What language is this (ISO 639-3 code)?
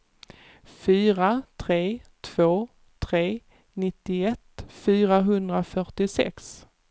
swe